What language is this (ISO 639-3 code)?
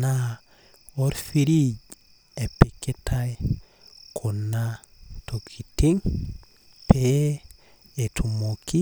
mas